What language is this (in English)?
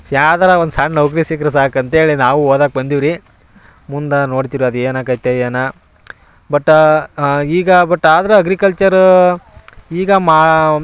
Kannada